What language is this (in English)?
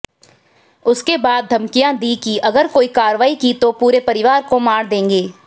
Hindi